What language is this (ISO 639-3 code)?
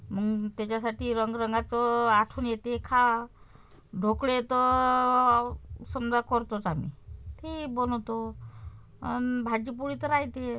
mar